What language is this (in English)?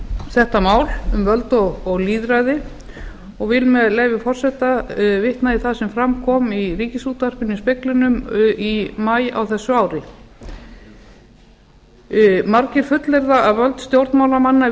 Icelandic